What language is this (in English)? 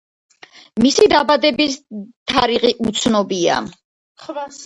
Georgian